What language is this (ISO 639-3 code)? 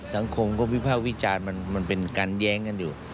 tha